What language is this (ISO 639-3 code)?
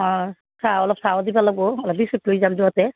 asm